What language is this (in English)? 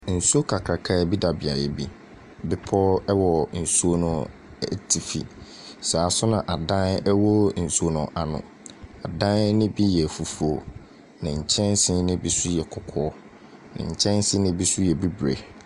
Akan